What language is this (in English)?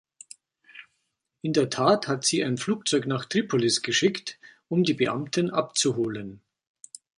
German